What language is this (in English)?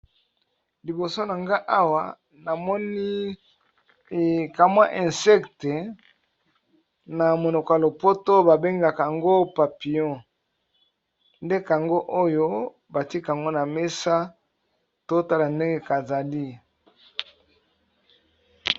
Lingala